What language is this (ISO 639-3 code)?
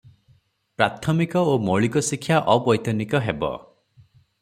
ori